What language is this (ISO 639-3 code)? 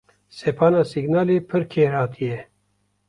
kur